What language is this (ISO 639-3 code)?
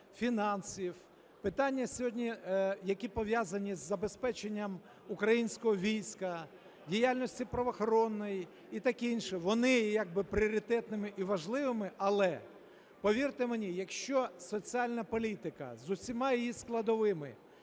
ukr